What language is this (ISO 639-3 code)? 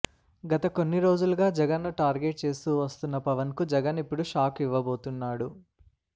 tel